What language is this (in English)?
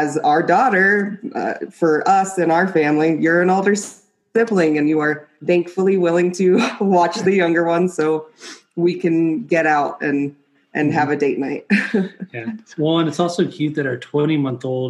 English